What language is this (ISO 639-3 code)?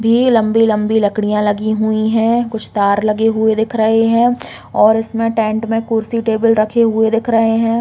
hin